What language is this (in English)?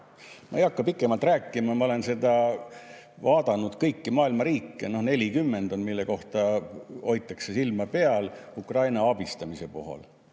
Estonian